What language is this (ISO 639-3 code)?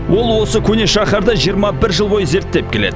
kaz